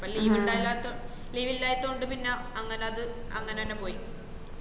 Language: Malayalam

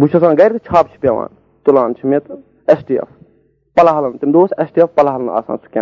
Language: Urdu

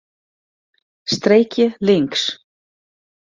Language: Western Frisian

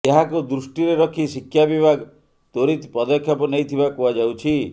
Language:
Odia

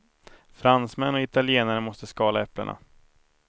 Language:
Swedish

